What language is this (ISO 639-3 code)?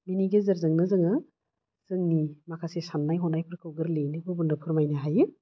brx